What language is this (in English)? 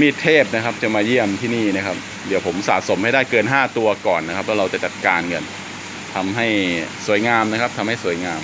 Thai